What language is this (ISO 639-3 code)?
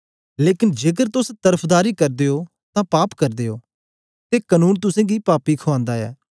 doi